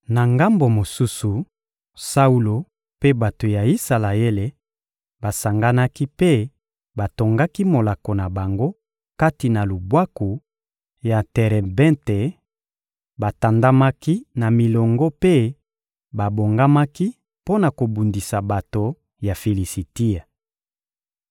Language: Lingala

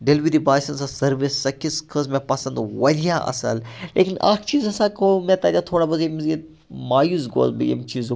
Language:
Kashmiri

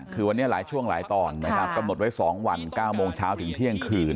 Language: Thai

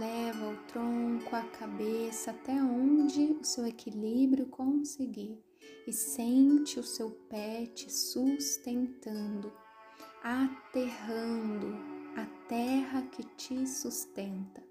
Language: Portuguese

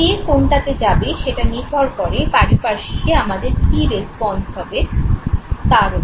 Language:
Bangla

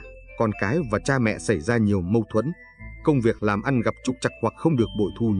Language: Vietnamese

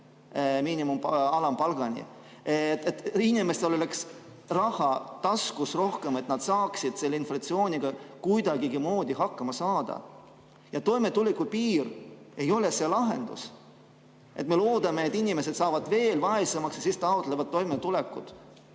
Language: Estonian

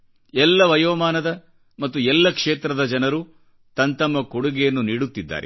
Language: Kannada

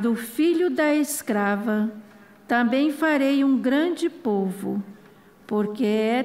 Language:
Portuguese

